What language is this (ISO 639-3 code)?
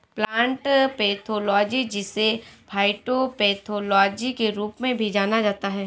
hin